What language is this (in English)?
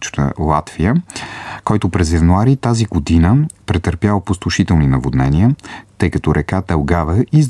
Bulgarian